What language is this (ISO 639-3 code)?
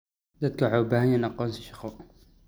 som